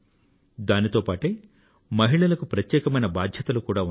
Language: Telugu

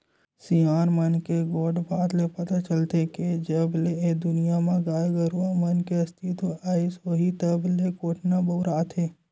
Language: Chhattisgarhi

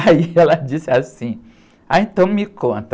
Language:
Portuguese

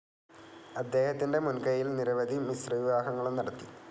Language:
Malayalam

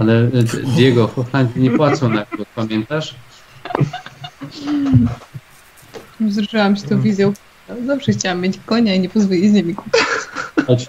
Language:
Polish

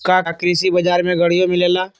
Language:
Magahi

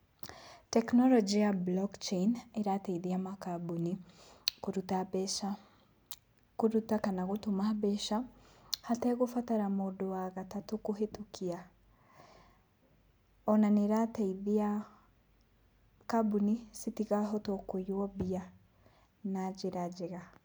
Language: Kikuyu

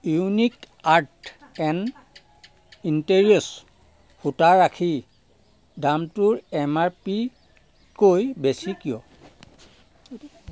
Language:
Assamese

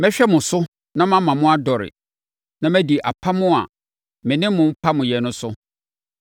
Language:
Akan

